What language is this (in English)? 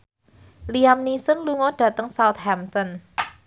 Javanese